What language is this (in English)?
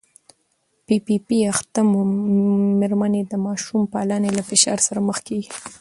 Pashto